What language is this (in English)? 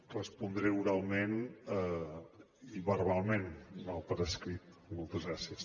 Catalan